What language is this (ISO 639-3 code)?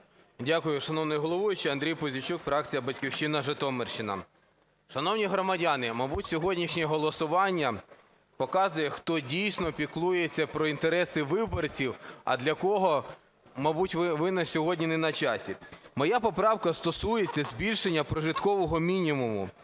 ukr